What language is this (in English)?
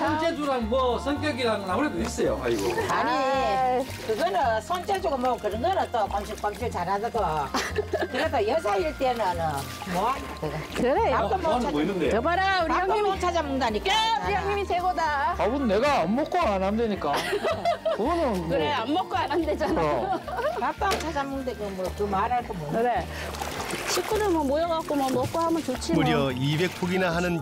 Korean